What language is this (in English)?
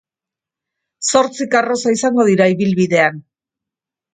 Basque